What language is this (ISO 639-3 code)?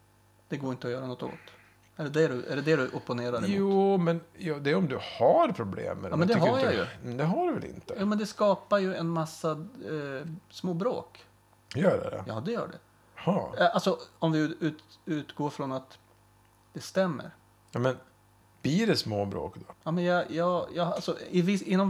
swe